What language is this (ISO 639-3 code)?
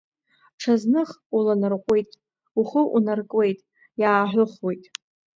abk